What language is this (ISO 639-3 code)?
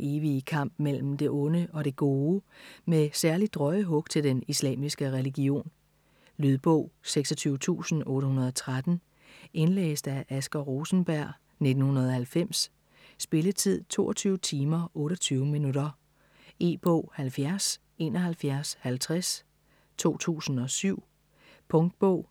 dan